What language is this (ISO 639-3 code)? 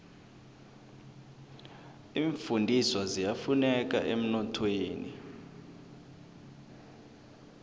nbl